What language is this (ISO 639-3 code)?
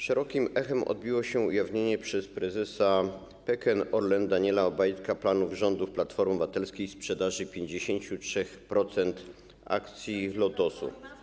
pol